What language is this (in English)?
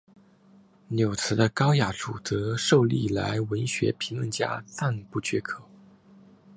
Chinese